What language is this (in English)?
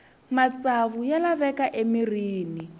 Tsonga